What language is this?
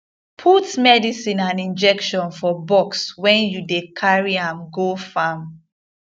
Nigerian Pidgin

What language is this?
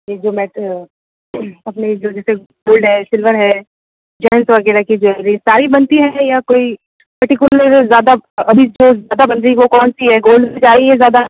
Hindi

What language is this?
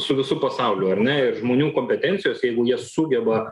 Lithuanian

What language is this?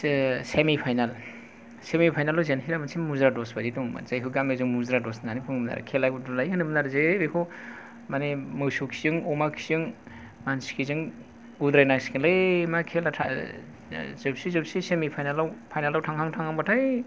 Bodo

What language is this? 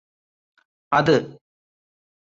Malayalam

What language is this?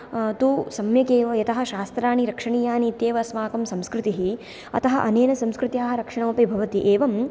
Sanskrit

